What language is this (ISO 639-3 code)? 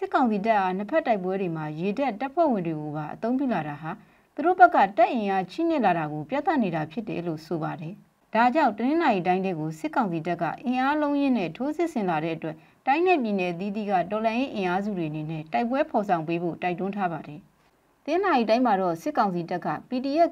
tha